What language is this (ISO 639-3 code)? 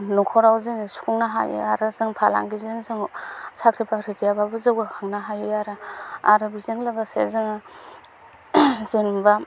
brx